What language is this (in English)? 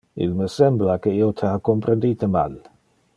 Interlingua